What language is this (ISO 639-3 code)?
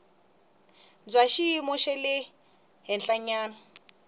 tso